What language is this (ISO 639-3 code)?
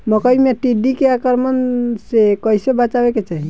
bho